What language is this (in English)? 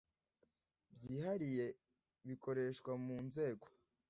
Kinyarwanda